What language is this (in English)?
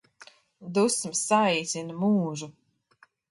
Latvian